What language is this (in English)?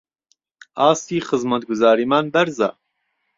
Central Kurdish